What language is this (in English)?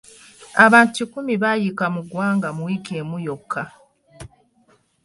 Ganda